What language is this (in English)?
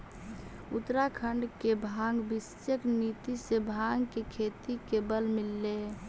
Magahi